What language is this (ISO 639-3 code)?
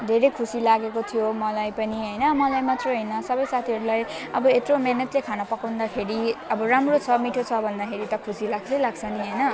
nep